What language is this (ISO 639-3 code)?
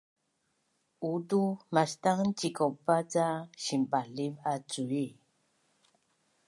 bnn